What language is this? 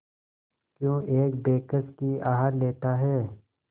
Hindi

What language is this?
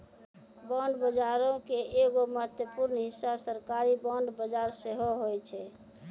Maithili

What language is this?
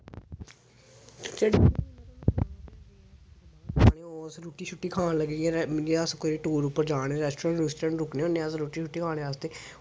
Dogri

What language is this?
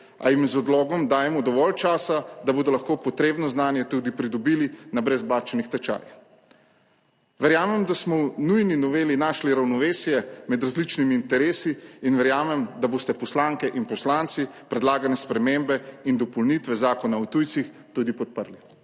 Slovenian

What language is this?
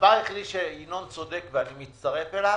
Hebrew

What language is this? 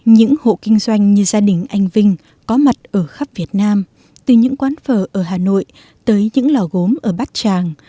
Vietnamese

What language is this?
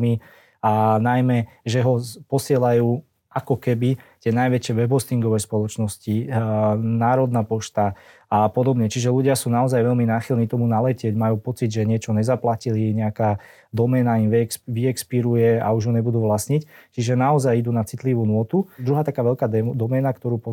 Slovak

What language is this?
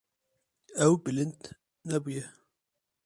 Kurdish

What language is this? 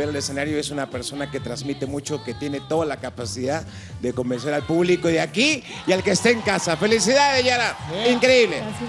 Spanish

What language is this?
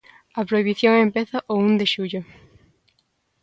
Galician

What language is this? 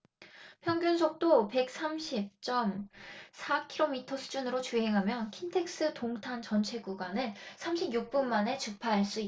Korean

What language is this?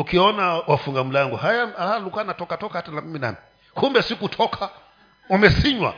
Swahili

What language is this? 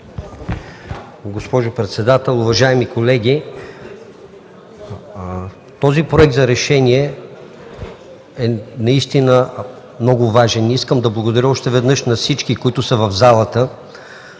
Bulgarian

